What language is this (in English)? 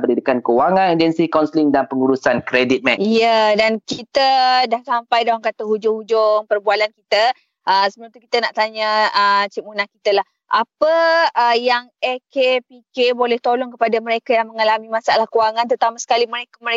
Malay